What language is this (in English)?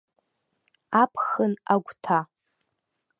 Abkhazian